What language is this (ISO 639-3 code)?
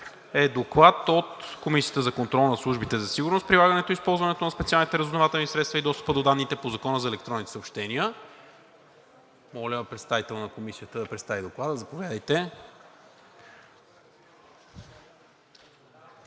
bul